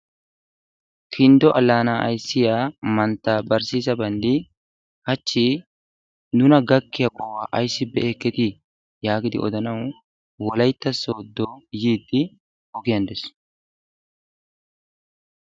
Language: Wolaytta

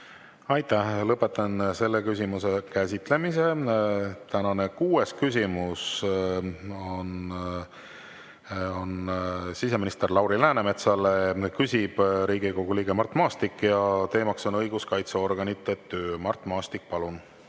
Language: Estonian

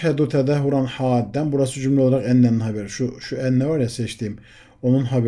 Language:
Turkish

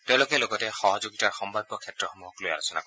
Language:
Assamese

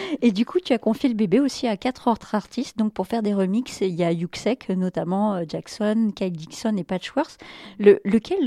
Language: French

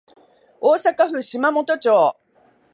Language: Japanese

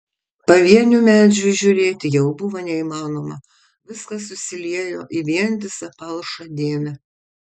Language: Lithuanian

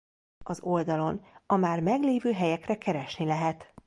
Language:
Hungarian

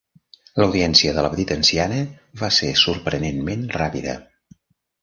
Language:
Catalan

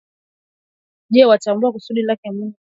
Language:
Swahili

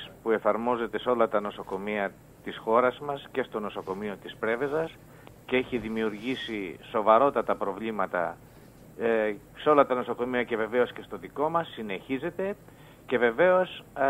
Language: Greek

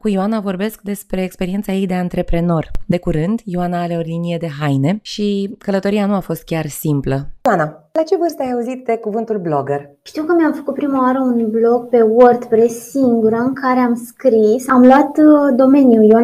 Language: Romanian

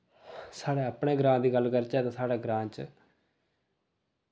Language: Dogri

